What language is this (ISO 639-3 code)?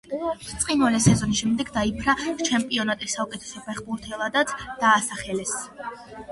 kat